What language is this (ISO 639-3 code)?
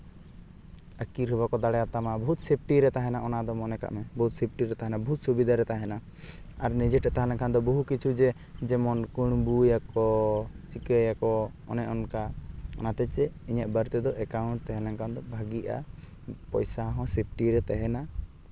sat